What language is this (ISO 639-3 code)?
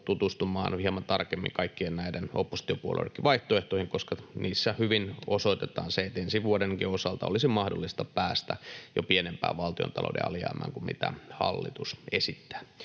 fin